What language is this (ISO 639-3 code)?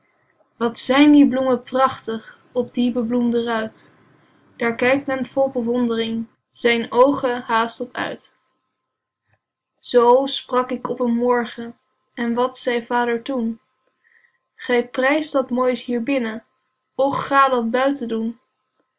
nld